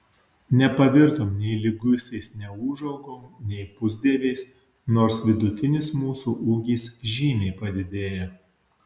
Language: Lithuanian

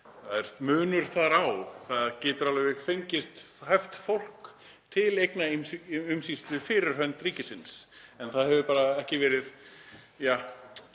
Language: Icelandic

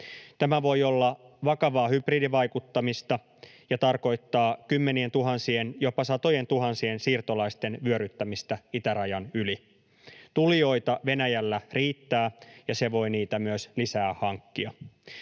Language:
Finnish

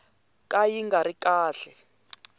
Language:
Tsonga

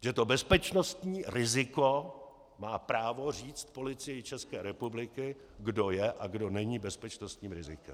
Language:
Czech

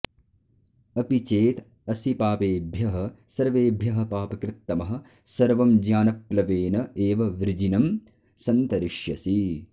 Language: Sanskrit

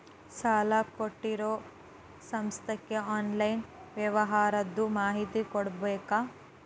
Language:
Kannada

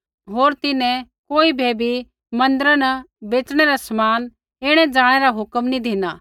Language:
Kullu Pahari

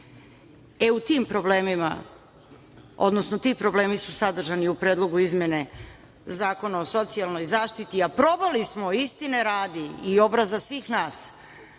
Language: Serbian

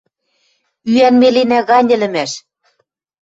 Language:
Western Mari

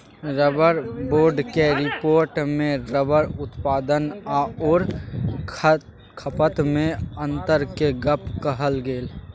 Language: Maithili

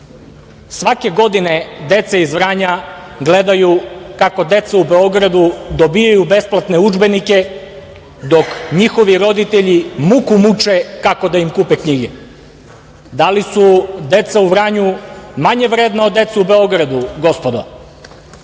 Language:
Serbian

